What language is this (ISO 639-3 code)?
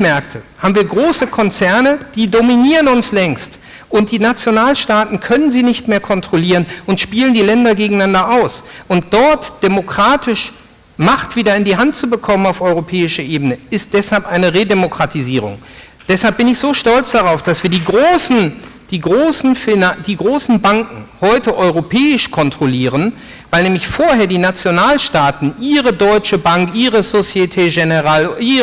deu